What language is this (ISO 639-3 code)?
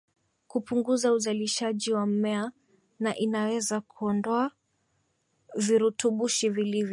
swa